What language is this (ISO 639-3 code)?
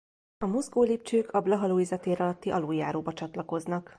hun